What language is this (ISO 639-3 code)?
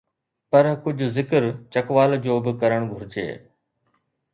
snd